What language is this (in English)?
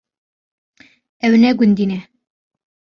Kurdish